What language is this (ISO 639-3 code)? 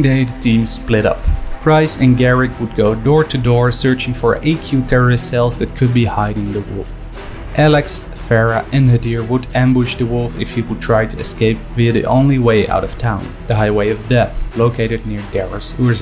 eng